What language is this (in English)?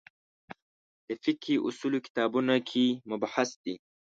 Pashto